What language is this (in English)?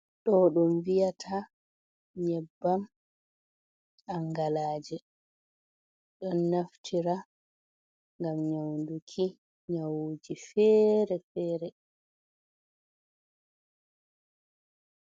Fula